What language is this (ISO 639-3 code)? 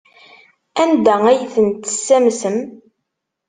kab